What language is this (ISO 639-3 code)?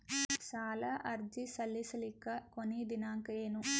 kan